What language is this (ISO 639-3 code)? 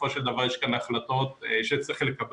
heb